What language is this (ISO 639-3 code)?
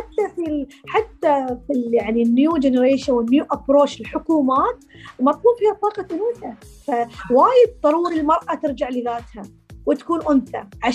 ara